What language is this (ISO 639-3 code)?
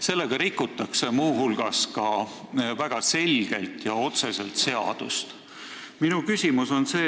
est